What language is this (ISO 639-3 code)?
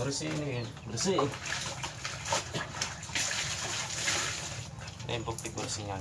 ind